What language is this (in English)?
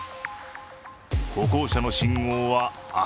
Japanese